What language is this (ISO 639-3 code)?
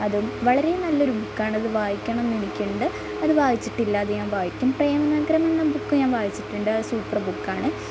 mal